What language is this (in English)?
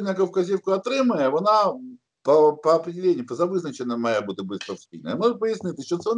Ukrainian